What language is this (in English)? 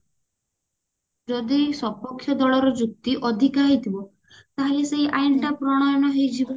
Odia